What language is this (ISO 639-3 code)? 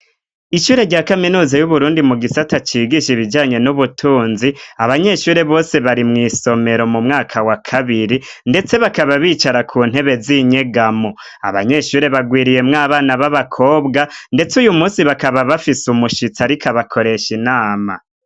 run